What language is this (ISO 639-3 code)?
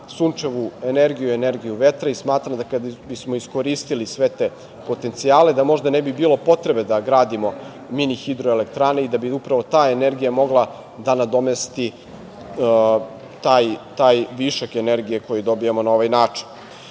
srp